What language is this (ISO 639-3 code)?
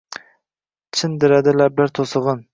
uzb